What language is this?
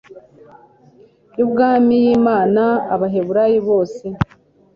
Kinyarwanda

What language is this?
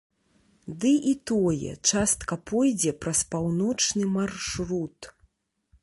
Belarusian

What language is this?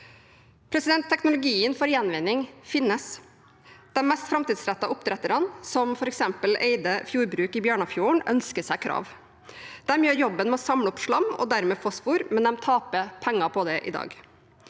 Norwegian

